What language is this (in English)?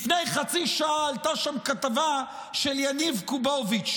Hebrew